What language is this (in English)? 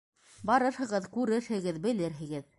Bashkir